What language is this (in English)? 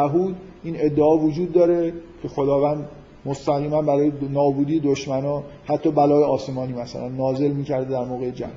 Persian